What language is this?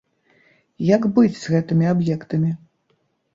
Belarusian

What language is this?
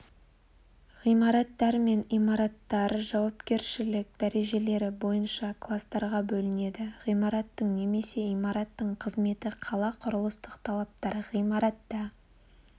Kazakh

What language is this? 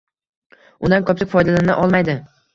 Uzbek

